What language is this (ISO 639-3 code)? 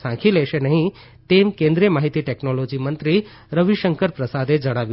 guj